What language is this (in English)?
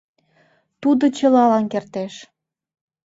Mari